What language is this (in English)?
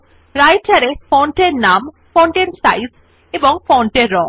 Bangla